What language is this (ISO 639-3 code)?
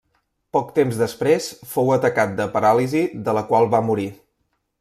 cat